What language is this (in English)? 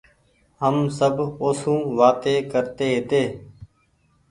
Goaria